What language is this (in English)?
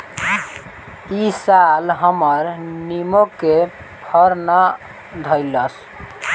Bhojpuri